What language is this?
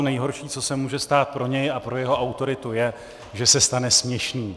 Czech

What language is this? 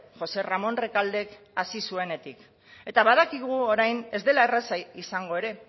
Basque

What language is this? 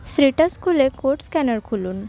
Bangla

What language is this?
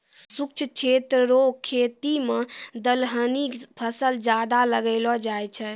Maithili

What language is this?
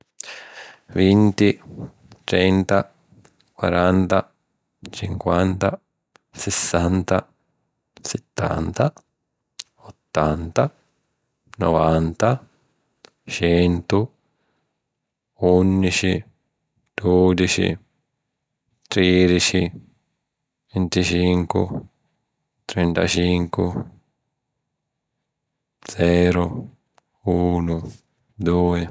Sicilian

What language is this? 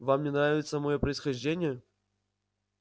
Russian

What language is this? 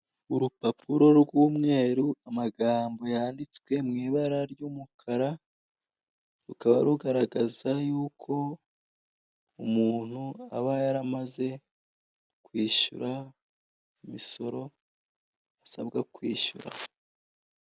Kinyarwanda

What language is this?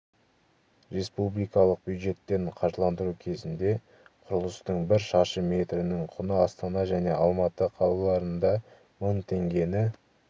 Kazakh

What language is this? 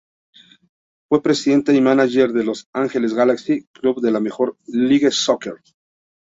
Spanish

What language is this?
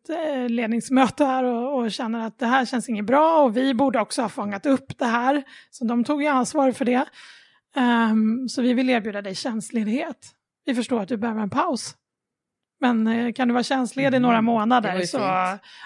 Swedish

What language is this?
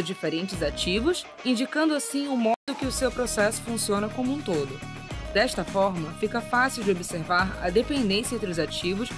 Portuguese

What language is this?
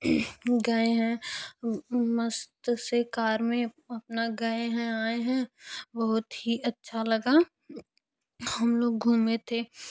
Hindi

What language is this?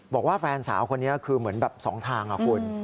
Thai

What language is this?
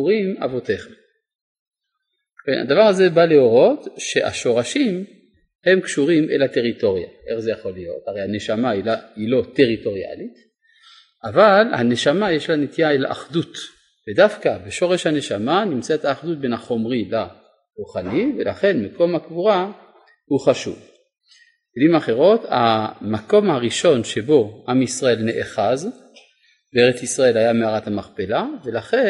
Hebrew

